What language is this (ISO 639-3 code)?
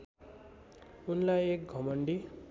nep